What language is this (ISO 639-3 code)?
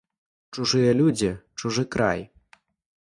bel